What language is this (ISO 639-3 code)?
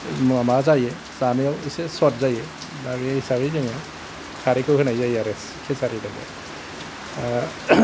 brx